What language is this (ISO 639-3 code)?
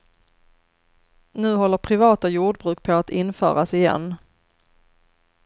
swe